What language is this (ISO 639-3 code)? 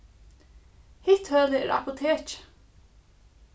fao